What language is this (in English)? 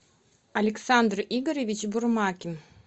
Russian